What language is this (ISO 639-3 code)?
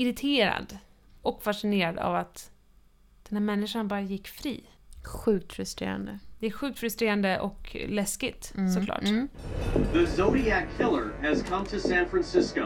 swe